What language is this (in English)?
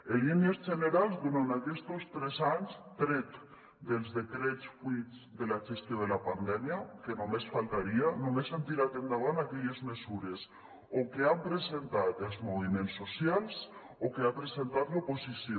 Catalan